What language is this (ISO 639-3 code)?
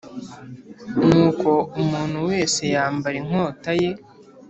kin